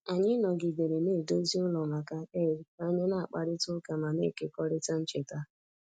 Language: Igbo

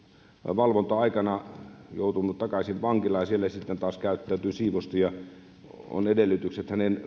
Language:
Finnish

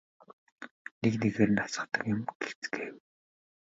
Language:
Mongolian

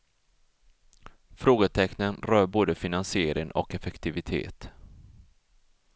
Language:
Swedish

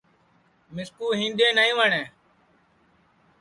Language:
Sansi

